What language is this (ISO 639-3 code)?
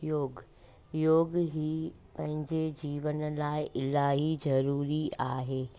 snd